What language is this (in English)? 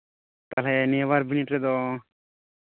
Santali